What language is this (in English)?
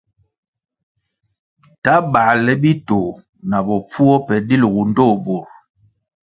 Kwasio